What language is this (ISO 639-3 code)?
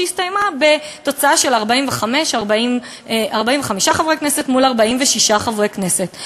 heb